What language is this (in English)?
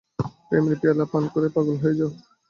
Bangla